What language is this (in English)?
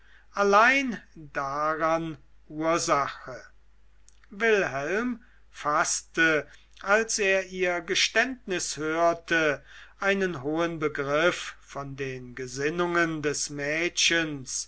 German